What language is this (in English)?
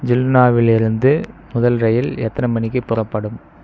Tamil